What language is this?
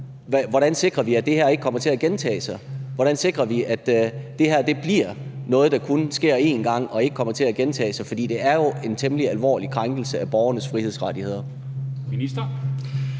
Danish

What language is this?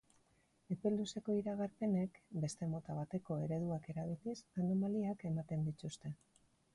Basque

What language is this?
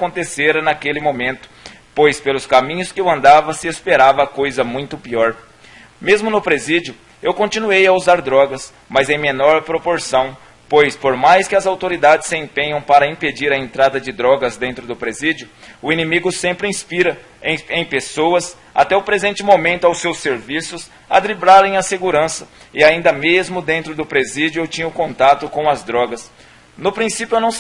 Portuguese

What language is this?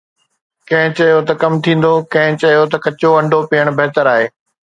Sindhi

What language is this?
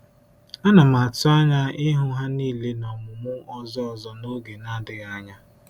Igbo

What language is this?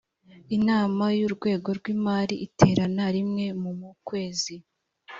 Kinyarwanda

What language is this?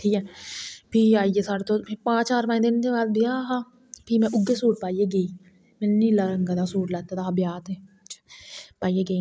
Dogri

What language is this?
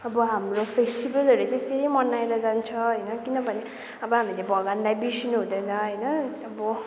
Nepali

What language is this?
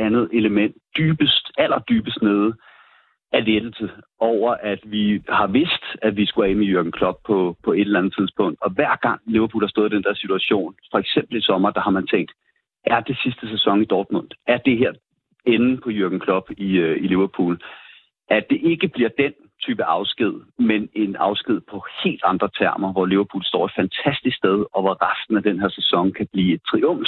Danish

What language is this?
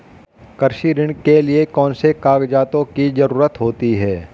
Hindi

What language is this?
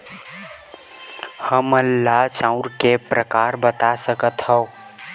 Chhattisgarhi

